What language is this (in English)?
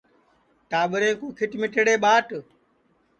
Sansi